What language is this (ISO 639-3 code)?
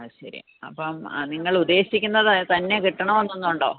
mal